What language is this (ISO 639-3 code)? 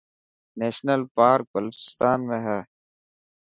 mki